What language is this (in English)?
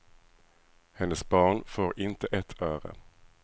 Swedish